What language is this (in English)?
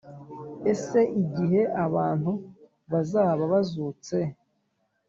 Kinyarwanda